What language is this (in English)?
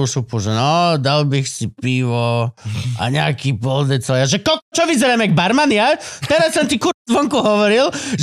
Slovak